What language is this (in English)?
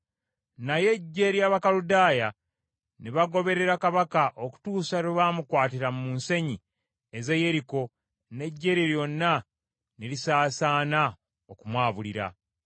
Ganda